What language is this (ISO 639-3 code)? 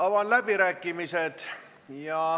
est